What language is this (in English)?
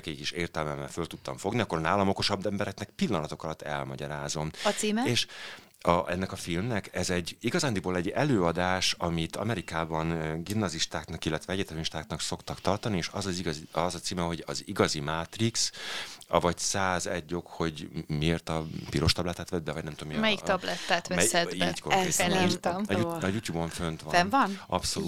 Hungarian